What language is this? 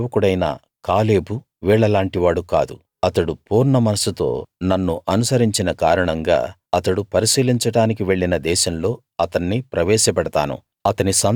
Telugu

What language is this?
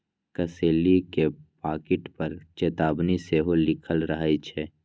Magahi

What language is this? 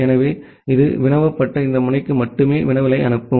Tamil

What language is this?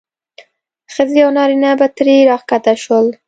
Pashto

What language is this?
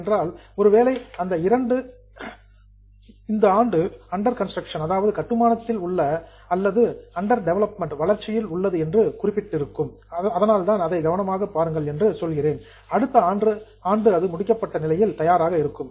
Tamil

